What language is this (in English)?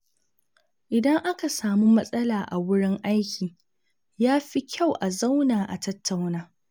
Hausa